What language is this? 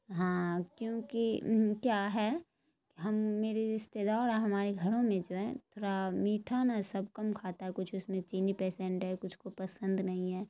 Urdu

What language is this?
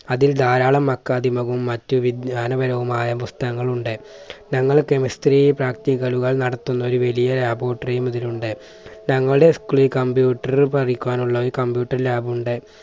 Malayalam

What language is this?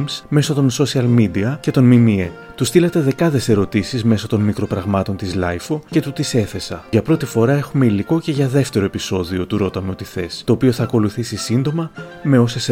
Greek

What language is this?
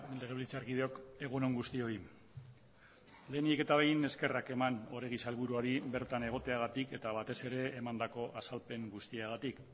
Basque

